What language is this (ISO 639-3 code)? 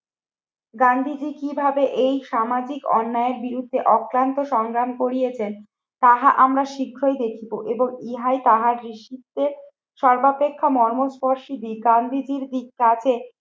ben